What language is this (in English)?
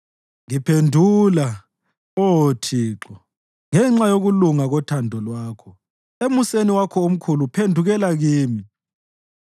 North Ndebele